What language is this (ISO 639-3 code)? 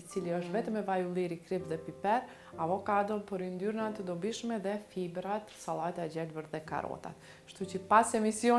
ron